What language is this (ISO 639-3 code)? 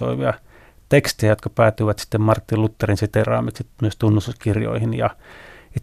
fin